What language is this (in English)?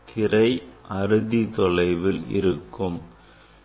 Tamil